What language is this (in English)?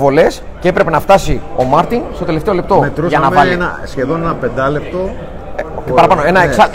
Greek